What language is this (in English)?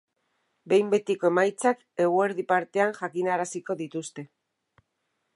Basque